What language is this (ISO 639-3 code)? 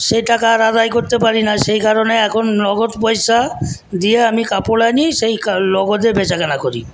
ben